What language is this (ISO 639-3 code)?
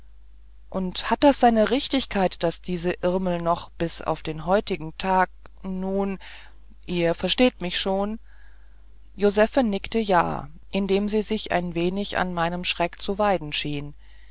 deu